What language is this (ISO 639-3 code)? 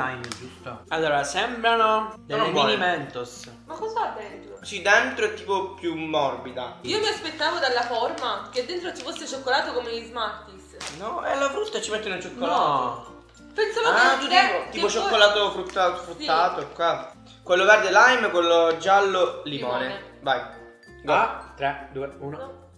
ita